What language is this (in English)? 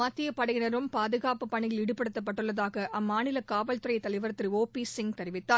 Tamil